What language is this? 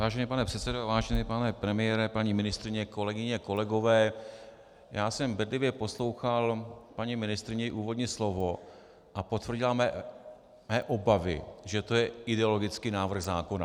Czech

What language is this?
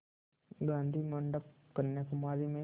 Hindi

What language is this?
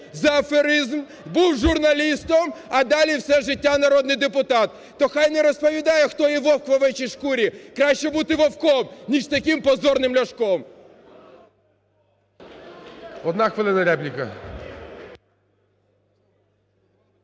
Ukrainian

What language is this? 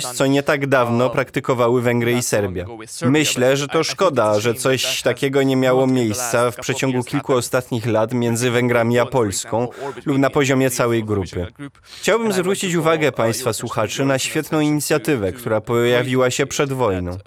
Polish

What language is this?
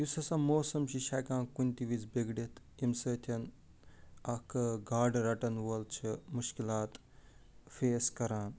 Kashmiri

